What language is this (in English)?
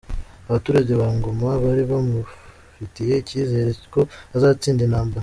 Kinyarwanda